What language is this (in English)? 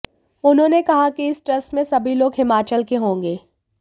Hindi